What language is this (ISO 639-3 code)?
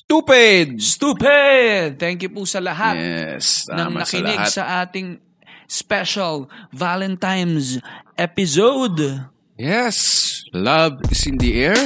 fil